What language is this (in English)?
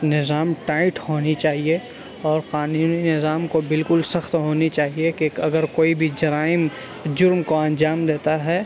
Urdu